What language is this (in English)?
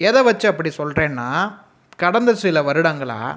Tamil